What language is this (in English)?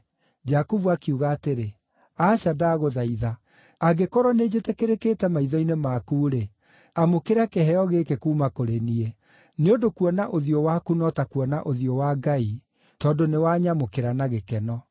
Kikuyu